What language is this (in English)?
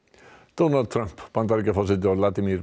Icelandic